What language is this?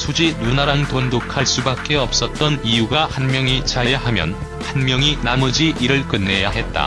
Korean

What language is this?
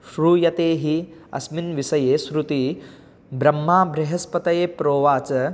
Sanskrit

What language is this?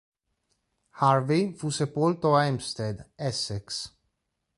Italian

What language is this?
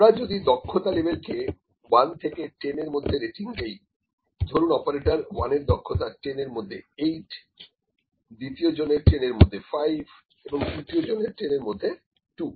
Bangla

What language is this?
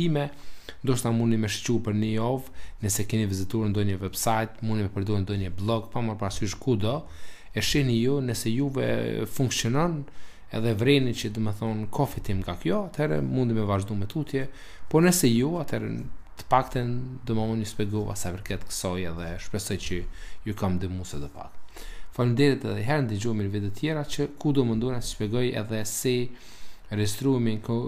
Romanian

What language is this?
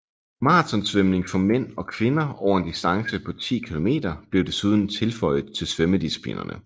Danish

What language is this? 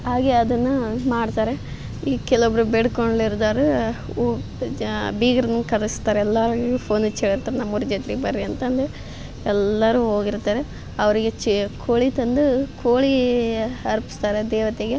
Kannada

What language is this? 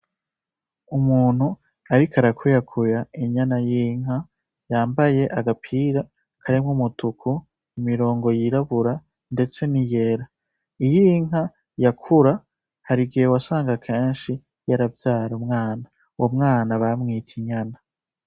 Rundi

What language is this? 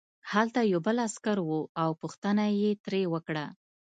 Pashto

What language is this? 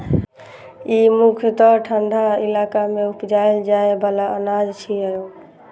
Maithili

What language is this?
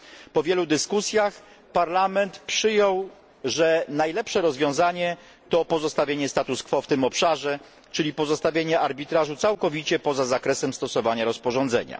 Polish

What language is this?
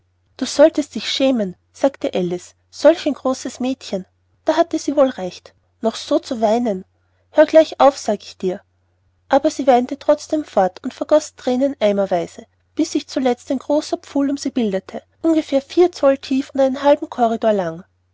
German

